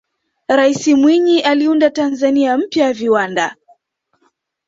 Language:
Swahili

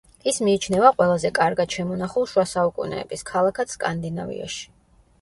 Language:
Georgian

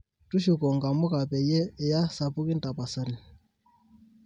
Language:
Masai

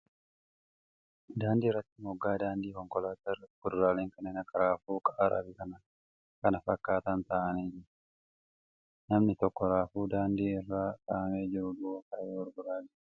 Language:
Oromo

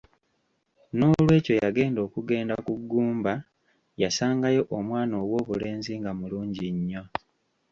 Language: Ganda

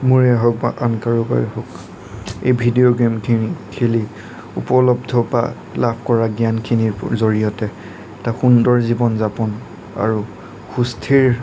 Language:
Assamese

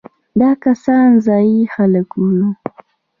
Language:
Pashto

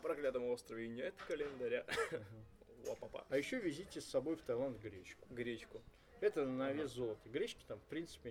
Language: Russian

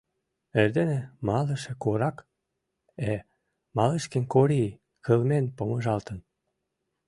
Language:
Mari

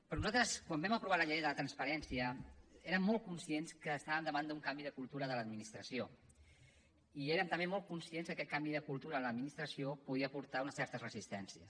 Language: Catalan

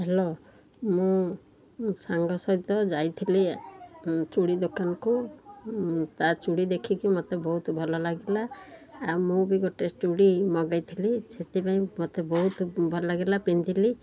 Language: Odia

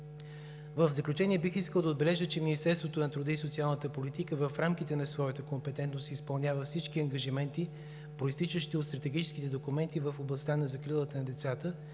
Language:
Bulgarian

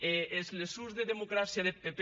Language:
Catalan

